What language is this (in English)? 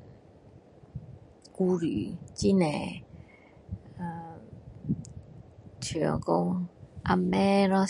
Min Dong Chinese